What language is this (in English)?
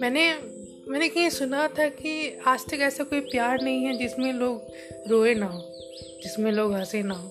Hindi